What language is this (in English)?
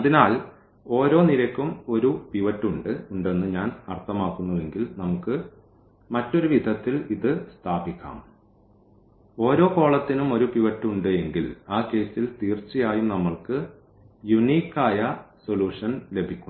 Malayalam